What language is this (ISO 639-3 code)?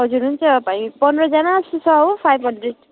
nep